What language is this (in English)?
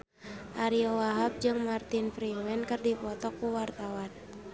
Sundanese